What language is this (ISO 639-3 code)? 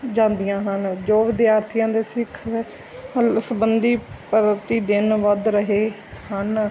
pan